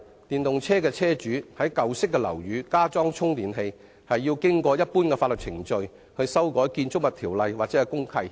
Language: Cantonese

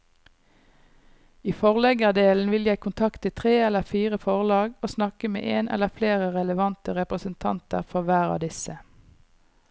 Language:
Norwegian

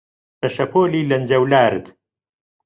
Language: Central Kurdish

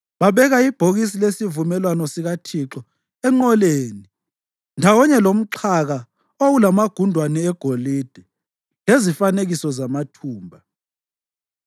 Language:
North Ndebele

